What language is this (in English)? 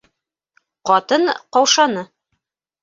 Bashkir